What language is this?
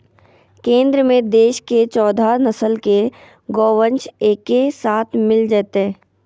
Magahi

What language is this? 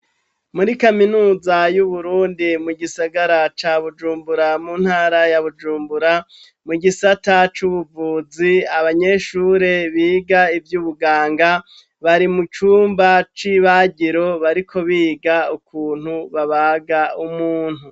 Rundi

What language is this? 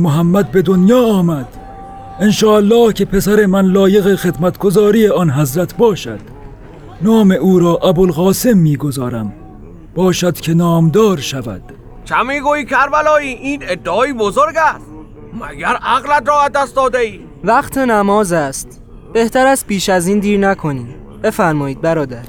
Persian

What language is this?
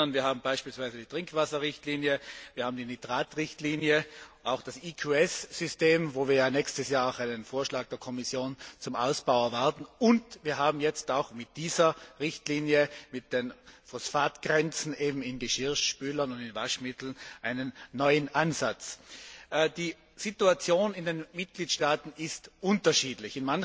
German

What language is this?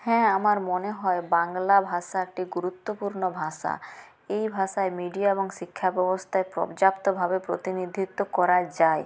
Bangla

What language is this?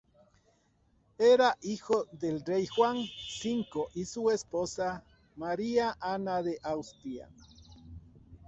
Spanish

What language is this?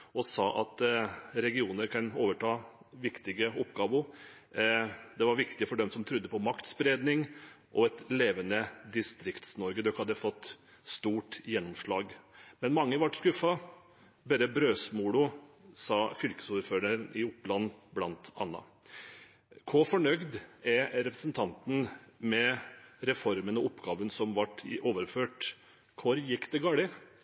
Norwegian Bokmål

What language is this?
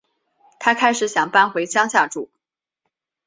Chinese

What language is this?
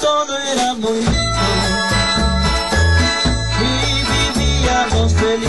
Indonesian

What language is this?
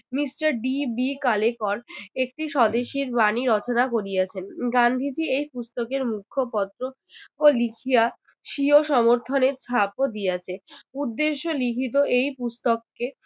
Bangla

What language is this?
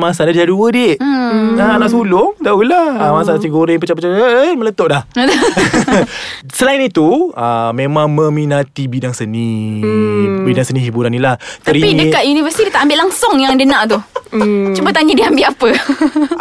Malay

